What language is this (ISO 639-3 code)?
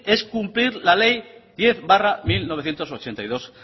spa